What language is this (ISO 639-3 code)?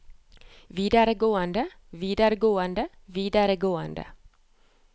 nor